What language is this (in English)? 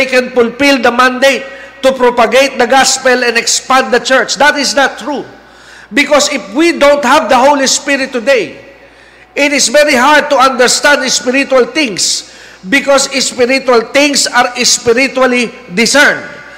Filipino